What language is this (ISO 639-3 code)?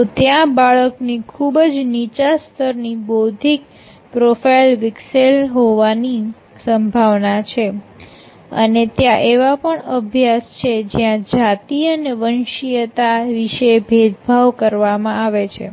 guj